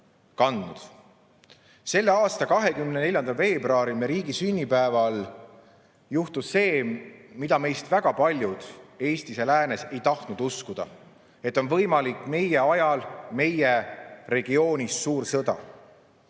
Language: Estonian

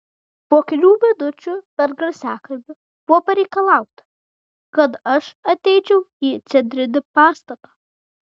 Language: Lithuanian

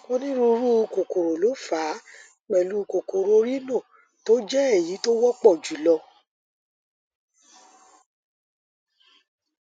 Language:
Yoruba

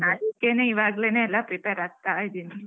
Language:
Kannada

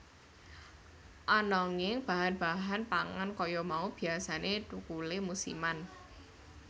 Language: Javanese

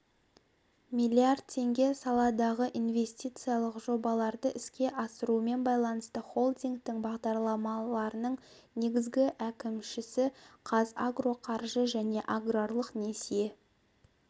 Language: Kazakh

